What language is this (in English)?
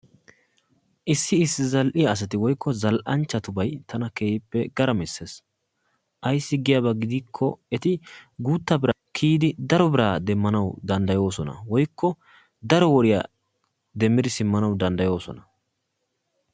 Wolaytta